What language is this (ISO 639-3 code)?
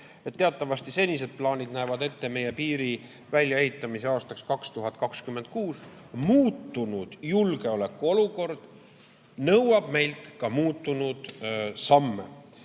est